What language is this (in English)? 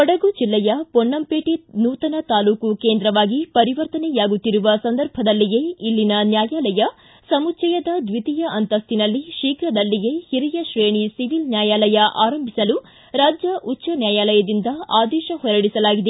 Kannada